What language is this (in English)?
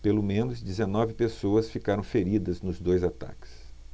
Portuguese